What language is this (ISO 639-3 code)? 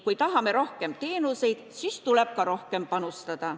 est